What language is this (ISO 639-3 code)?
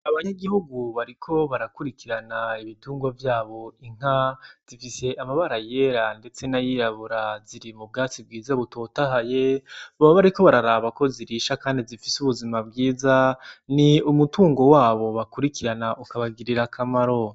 run